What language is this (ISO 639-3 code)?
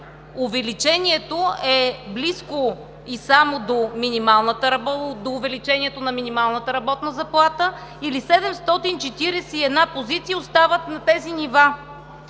bul